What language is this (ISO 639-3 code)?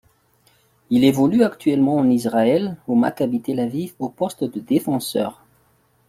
fra